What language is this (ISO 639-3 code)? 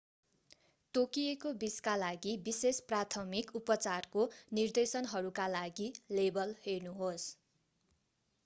nep